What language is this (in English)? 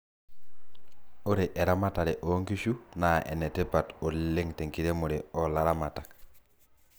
Masai